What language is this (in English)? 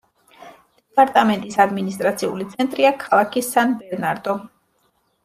Georgian